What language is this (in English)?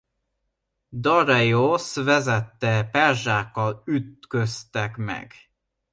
Hungarian